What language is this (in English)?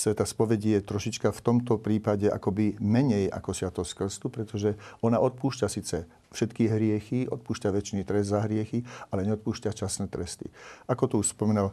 Slovak